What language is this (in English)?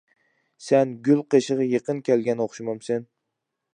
Uyghur